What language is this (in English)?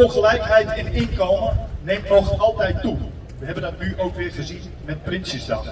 Dutch